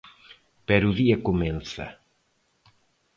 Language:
Galician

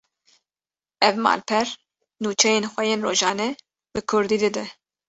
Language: Kurdish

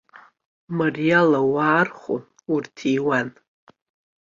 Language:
Abkhazian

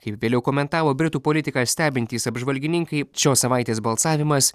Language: Lithuanian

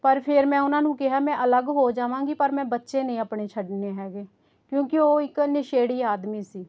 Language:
Punjabi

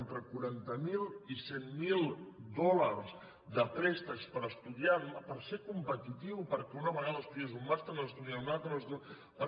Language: Catalan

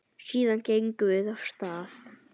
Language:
Icelandic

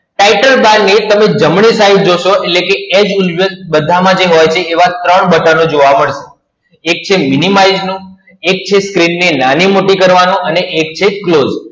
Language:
Gujarati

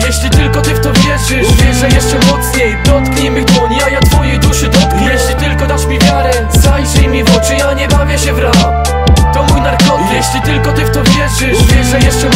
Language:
Polish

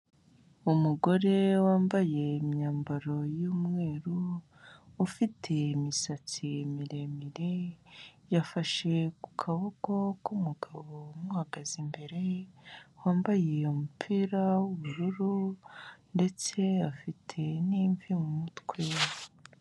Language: Kinyarwanda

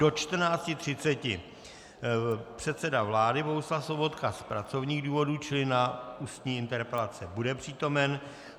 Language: Czech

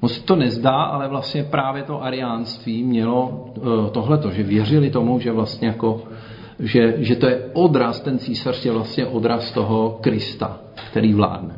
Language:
Czech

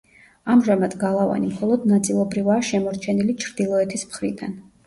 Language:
Georgian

